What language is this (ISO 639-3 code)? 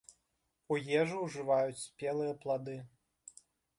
bel